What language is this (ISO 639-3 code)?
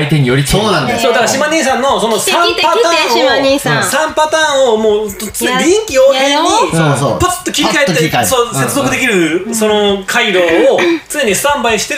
jpn